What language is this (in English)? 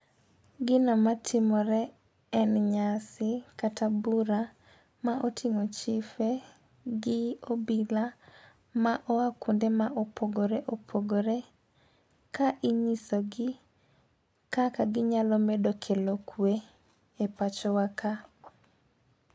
Luo (Kenya and Tanzania)